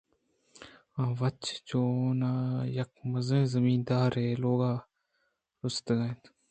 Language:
Eastern Balochi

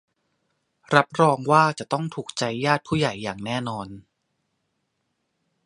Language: Thai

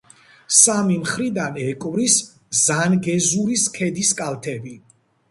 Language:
Georgian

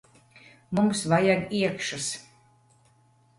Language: Latvian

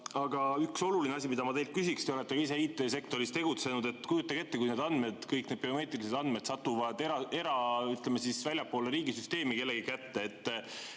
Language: Estonian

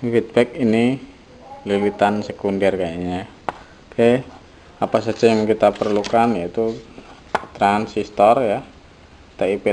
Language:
Indonesian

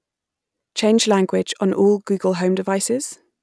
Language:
English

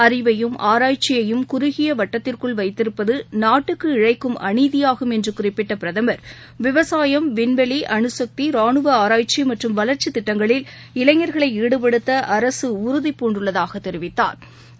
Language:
Tamil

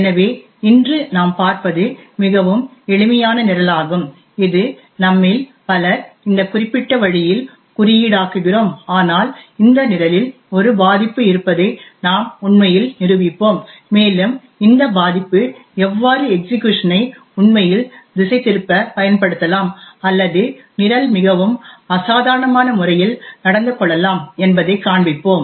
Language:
Tamil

